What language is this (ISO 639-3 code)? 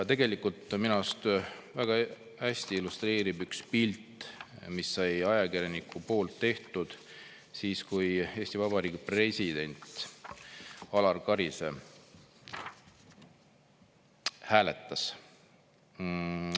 est